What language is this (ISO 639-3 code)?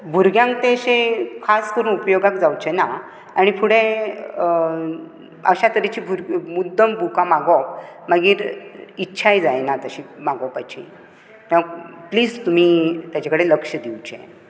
kok